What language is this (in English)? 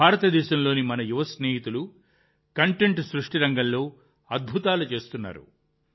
Telugu